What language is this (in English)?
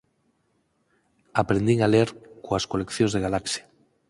Galician